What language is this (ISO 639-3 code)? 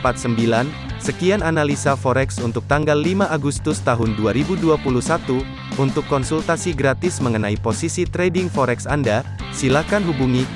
ind